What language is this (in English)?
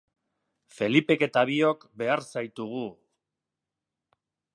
Basque